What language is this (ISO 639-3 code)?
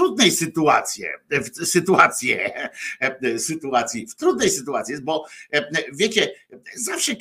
pol